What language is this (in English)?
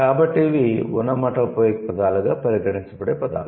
Telugu